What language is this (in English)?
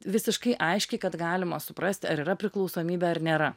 Lithuanian